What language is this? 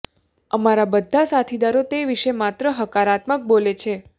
Gujarati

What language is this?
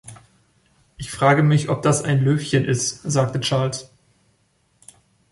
German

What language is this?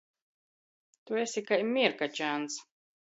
Latgalian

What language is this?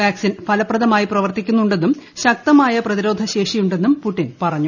Malayalam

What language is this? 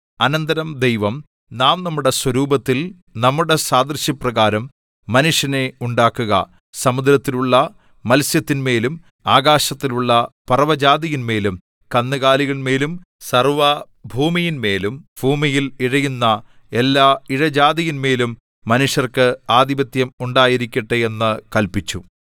Malayalam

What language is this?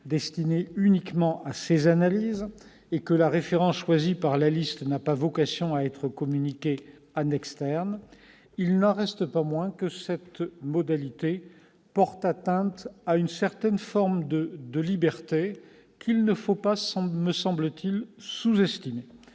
French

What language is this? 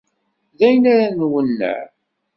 Kabyle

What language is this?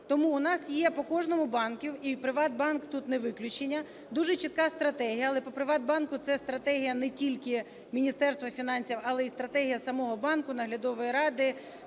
Ukrainian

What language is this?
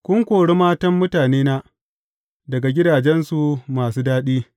Hausa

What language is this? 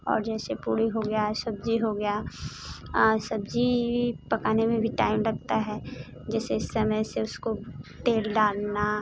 Hindi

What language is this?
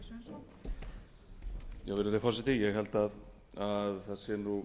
Icelandic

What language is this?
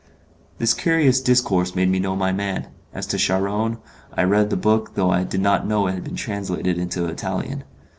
English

